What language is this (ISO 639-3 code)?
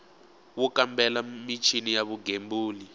tso